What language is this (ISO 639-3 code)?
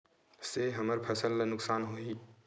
hne